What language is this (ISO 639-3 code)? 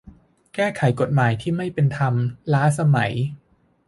tha